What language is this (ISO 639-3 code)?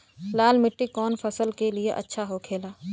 bho